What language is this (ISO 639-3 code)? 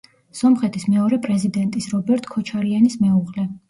kat